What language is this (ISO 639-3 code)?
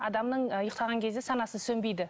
kaz